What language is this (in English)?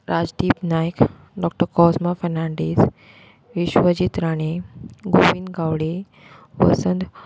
Konkani